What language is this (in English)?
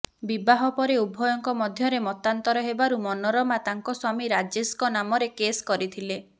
Odia